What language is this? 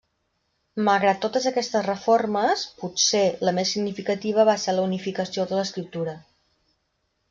Catalan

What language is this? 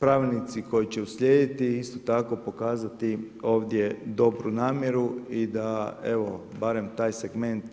Croatian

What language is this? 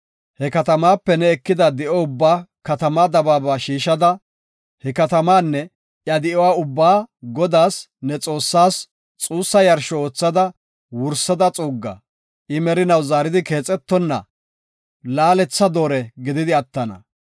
Gofa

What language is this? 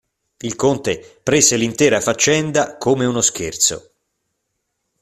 Italian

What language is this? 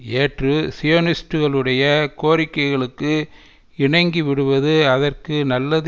Tamil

